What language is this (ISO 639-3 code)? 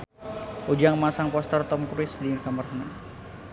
sun